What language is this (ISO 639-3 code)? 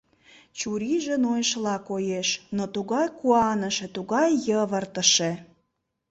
chm